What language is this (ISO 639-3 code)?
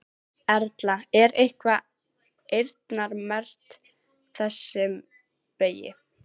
isl